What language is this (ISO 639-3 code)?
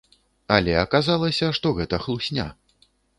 bel